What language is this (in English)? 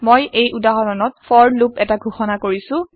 Assamese